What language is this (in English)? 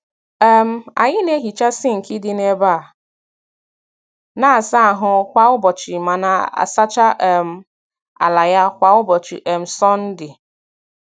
Igbo